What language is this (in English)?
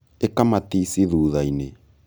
Kikuyu